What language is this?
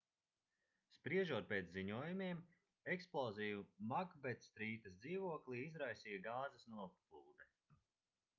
Latvian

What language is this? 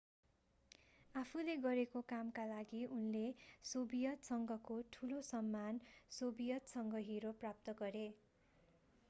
Nepali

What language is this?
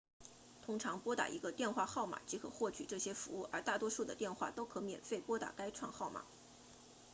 Chinese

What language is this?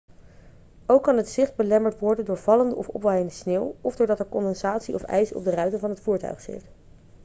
Dutch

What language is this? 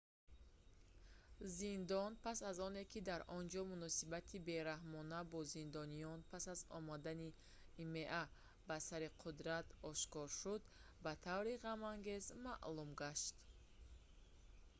Tajik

